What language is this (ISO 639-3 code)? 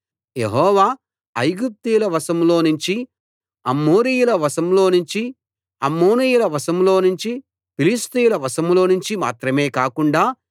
tel